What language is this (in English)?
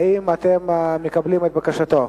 Hebrew